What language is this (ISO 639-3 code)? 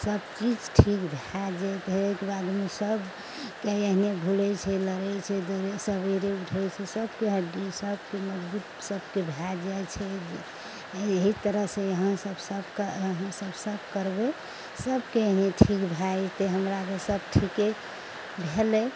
mai